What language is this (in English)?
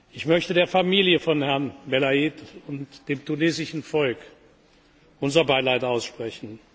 German